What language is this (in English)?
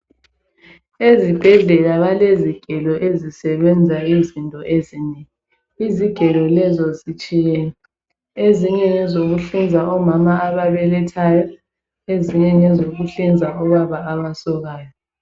North Ndebele